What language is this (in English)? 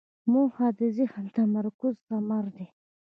Pashto